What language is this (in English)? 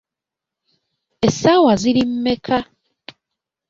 Ganda